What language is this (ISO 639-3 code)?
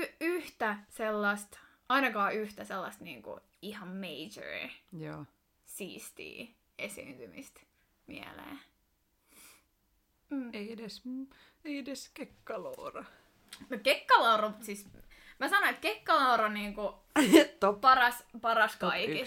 fin